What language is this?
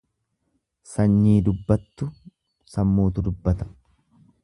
Oromo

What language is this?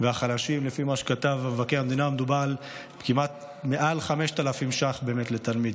Hebrew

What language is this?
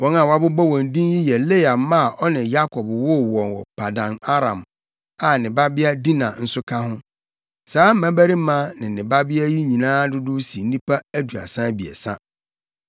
Akan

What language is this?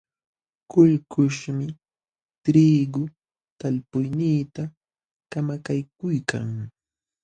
Jauja Wanca Quechua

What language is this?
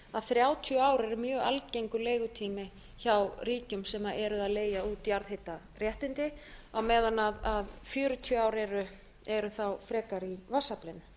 Icelandic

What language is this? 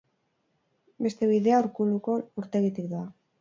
Basque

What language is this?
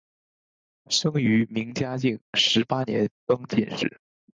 Chinese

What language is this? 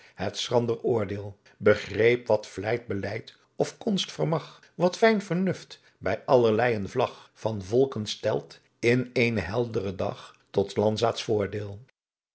Dutch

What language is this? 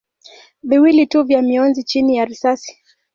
Swahili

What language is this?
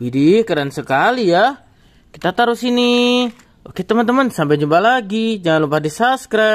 Indonesian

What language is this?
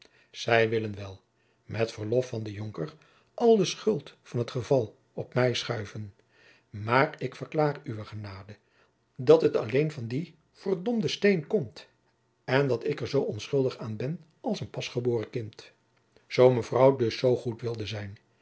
Dutch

